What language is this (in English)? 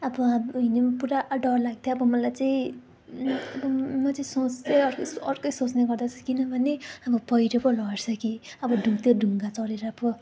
Nepali